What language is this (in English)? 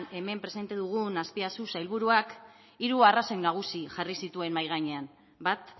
Basque